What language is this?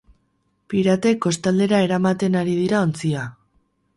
Basque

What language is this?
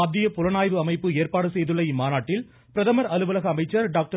Tamil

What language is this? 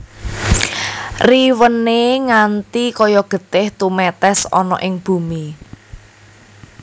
Javanese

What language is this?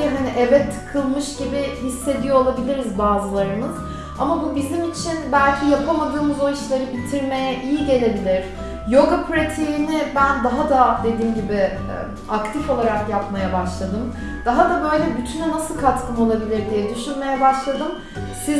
Turkish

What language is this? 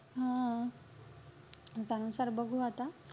Marathi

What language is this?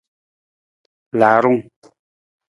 Nawdm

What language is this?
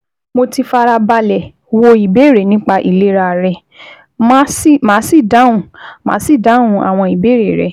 Yoruba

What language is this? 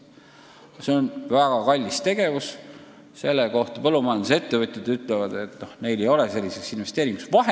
Estonian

